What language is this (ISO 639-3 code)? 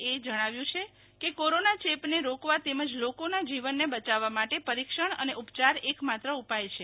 guj